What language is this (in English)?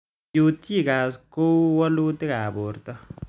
Kalenjin